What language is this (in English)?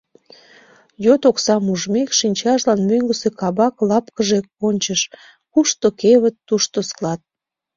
Mari